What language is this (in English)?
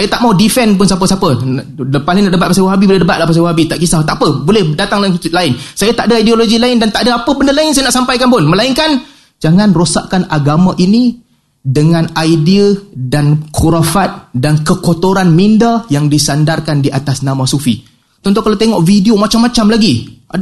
Malay